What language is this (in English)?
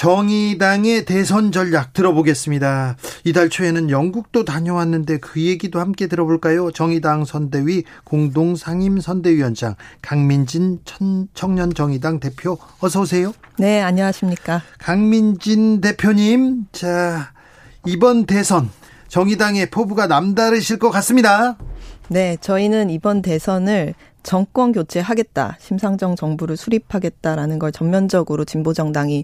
Korean